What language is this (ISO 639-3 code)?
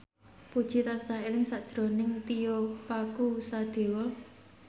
jav